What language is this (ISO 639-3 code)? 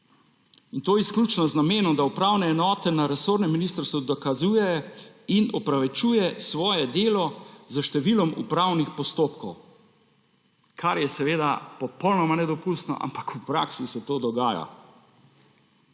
slv